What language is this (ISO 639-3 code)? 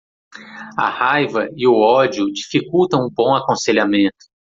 por